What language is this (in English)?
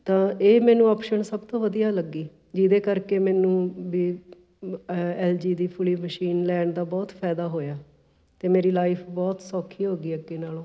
Punjabi